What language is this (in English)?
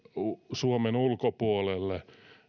Finnish